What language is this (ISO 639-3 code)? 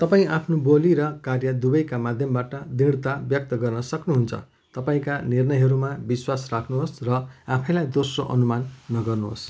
nep